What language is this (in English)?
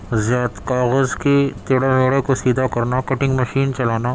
Urdu